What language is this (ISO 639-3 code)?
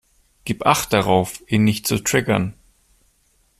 deu